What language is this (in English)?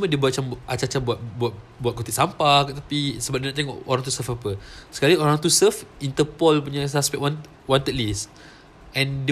Malay